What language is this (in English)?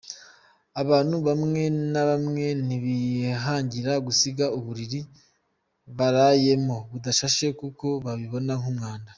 Kinyarwanda